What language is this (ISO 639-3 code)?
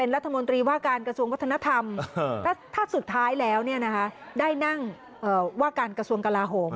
tha